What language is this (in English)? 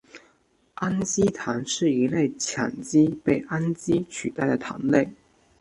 Chinese